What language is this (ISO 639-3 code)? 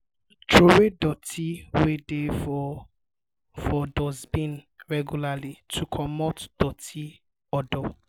pcm